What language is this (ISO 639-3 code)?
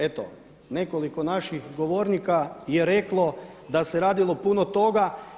hrv